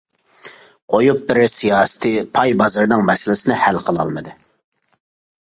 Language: Uyghur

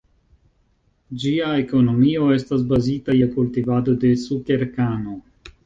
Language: Esperanto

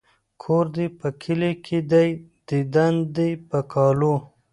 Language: Pashto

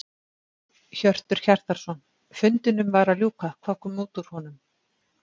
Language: Icelandic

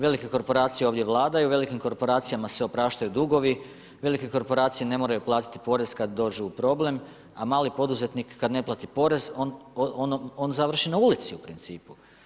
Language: Croatian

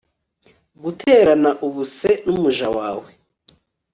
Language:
Kinyarwanda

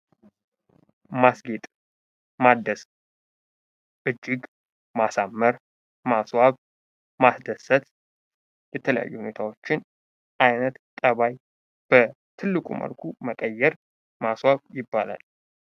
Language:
Amharic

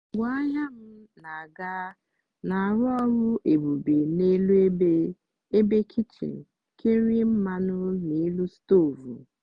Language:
Igbo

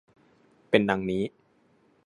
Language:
Thai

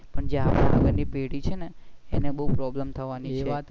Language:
Gujarati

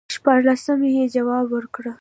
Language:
Pashto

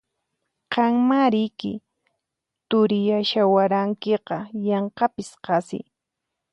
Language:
Puno Quechua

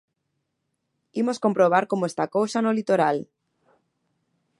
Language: Galician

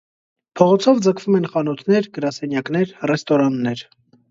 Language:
Armenian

